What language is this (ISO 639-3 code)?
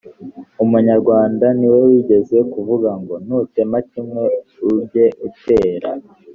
kin